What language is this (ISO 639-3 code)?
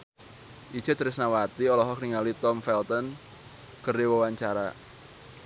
sun